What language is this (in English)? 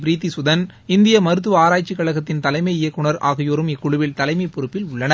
Tamil